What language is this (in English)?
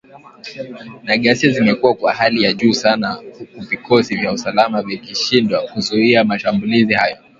Swahili